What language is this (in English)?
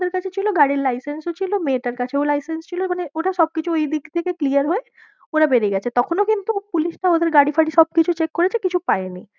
Bangla